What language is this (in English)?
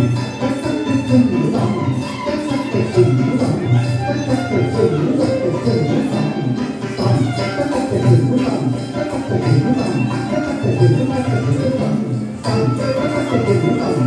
Vietnamese